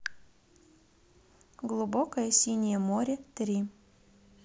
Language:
Russian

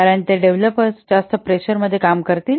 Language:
Marathi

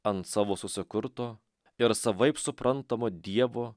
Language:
Lithuanian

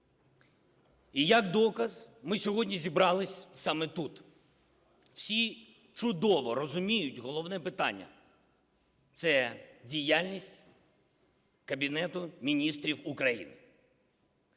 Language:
Ukrainian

